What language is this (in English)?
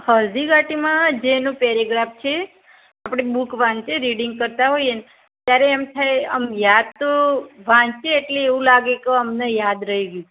Gujarati